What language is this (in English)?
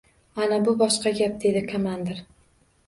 Uzbek